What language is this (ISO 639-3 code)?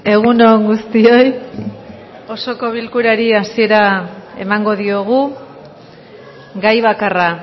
eus